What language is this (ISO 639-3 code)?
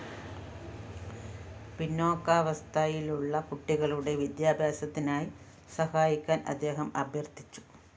mal